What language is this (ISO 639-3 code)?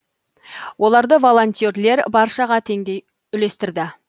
kaz